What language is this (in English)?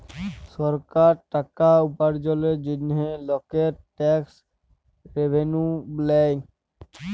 Bangla